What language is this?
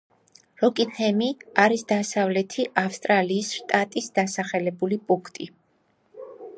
Georgian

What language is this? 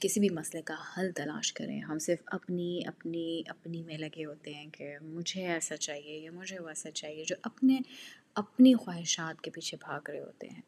Urdu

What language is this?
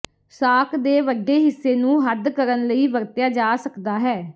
Punjabi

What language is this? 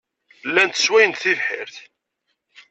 Kabyle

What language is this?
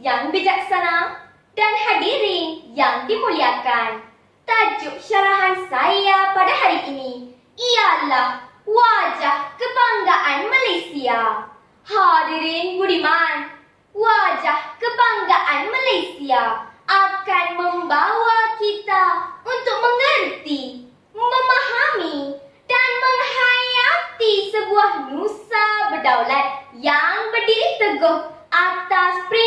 Malay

